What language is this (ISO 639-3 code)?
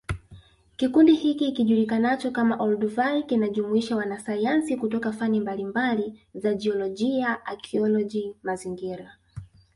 swa